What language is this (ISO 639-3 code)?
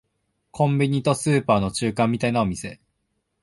jpn